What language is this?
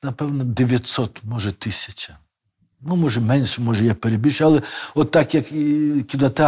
Ukrainian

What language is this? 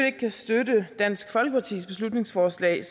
Danish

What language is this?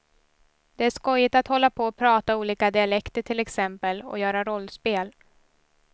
Swedish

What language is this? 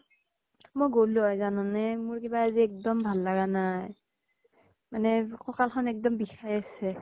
Assamese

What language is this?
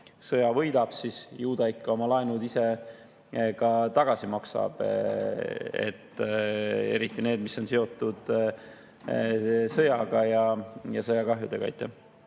Estonian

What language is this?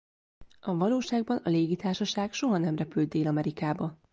Hungarian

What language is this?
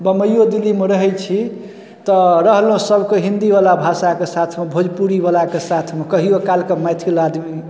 Maithili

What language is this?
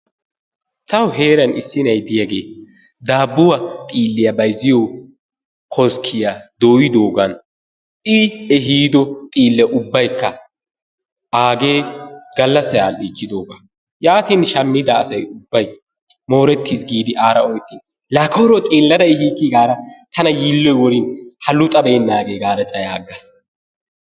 Wolaytta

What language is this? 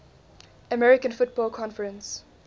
English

